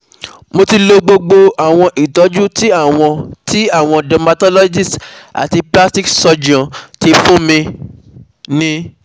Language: Yoruba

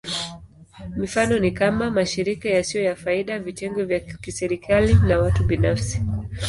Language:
Swahili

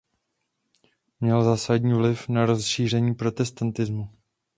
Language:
Czech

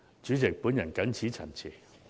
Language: Cantonese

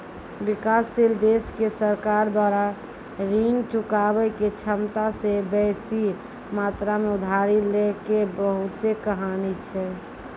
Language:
Maithili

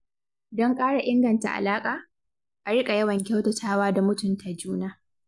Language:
Hausa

